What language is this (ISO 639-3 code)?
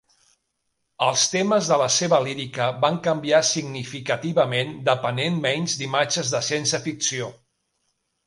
cat